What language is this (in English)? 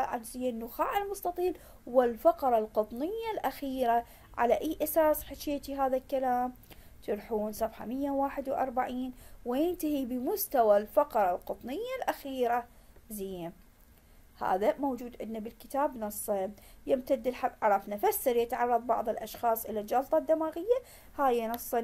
Arabic